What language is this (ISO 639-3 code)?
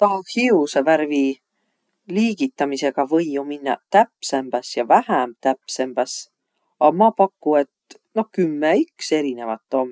vro